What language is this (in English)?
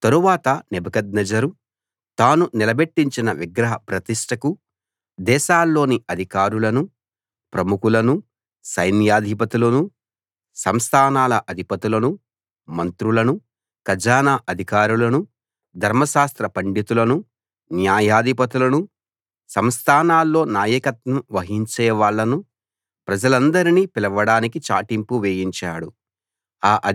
Telugu